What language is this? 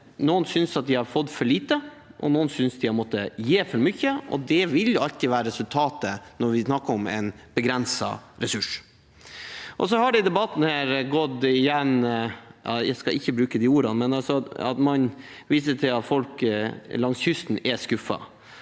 Norwegian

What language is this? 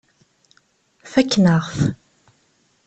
Kabyle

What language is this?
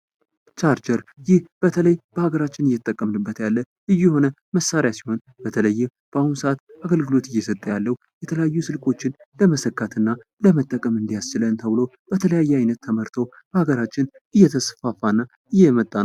Amharic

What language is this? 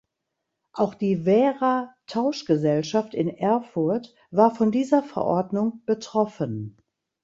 German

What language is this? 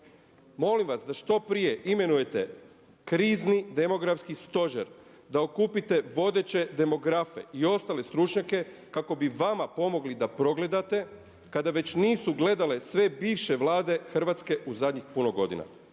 Croatian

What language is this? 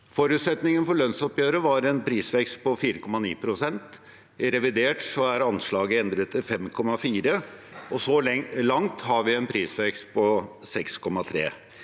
Norwegian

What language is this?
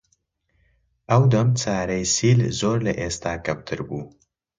Central Kurdish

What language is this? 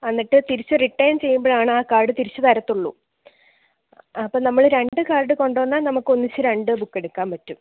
Malayalam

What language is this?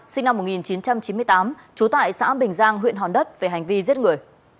Vietnamese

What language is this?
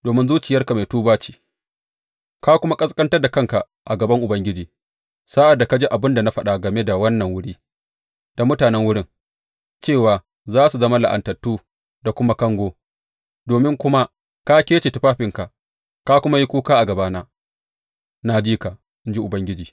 Hausa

